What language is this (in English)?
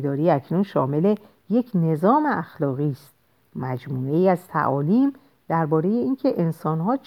Persian